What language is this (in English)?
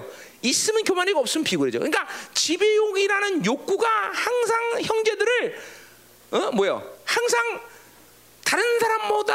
Korean